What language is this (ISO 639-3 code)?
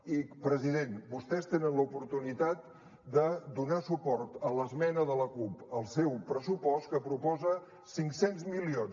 cat